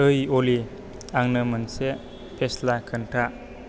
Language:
Bodo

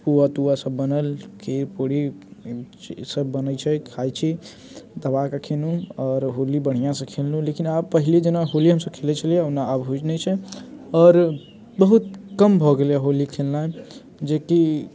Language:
Maithili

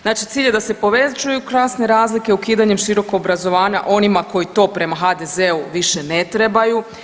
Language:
Croatian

